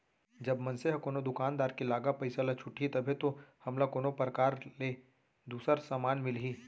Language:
Chhattisgarhi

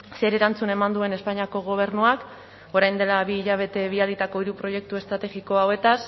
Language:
Basque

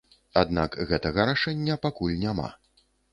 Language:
Belarusian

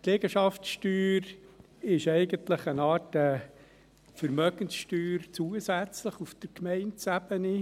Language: Swiss German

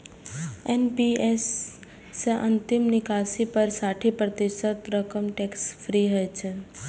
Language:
Maithili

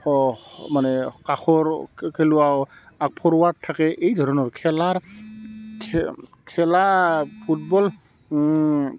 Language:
Assamese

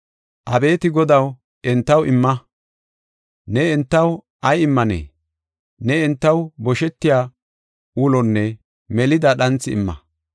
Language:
Gofa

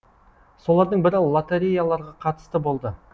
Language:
Kazakh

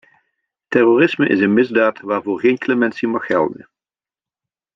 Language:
Dutch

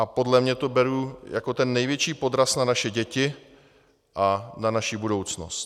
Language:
Czech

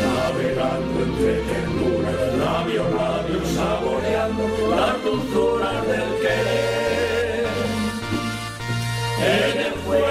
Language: Romanian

